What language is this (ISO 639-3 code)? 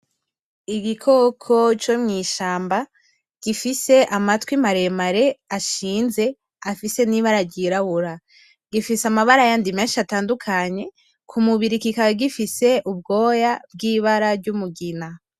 run